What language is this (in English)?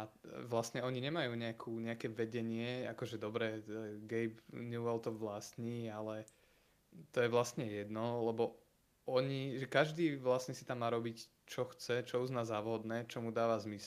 Slovak